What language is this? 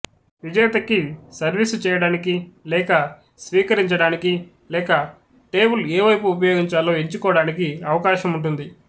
Telugu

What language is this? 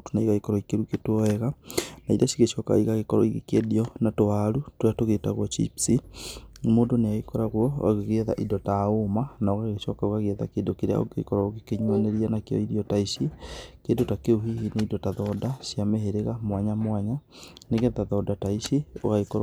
Kikuyu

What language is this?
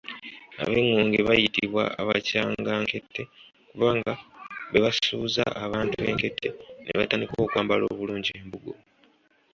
Ganda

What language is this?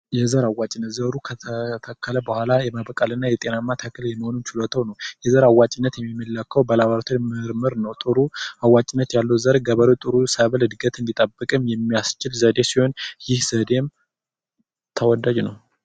Amharic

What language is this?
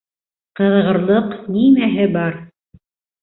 Bashkir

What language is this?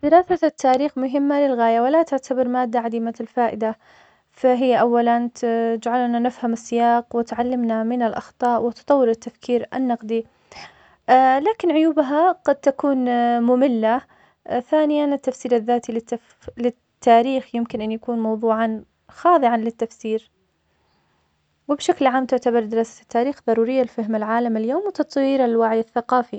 Omani Arabic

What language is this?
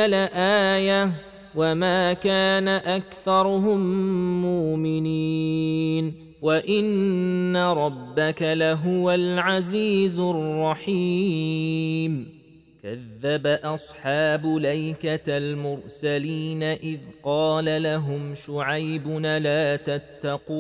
Arabic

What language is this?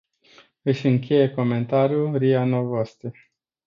Romanian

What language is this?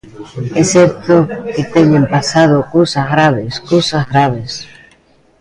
Galician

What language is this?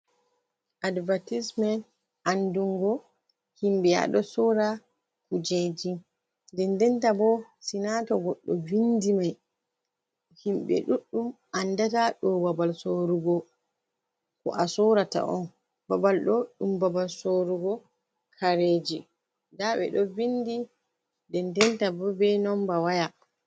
Fula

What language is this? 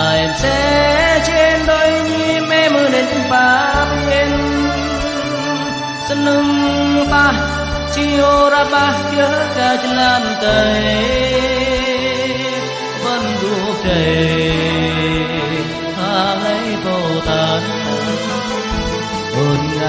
Vietnamese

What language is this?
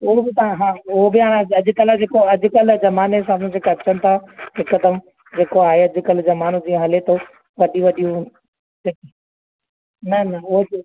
Sindhi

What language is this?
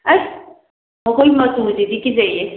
Manipuri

